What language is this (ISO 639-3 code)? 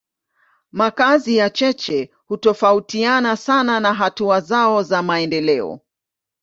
swa